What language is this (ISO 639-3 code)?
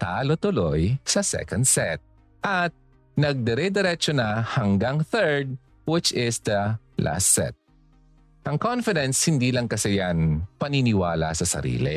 fil